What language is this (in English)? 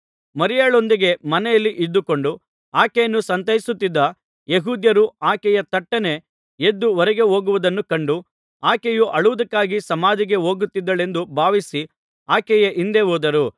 Kannada